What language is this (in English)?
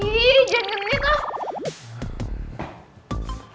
Indonesian